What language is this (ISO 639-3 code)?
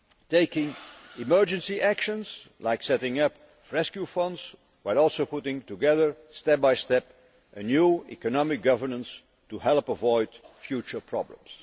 eng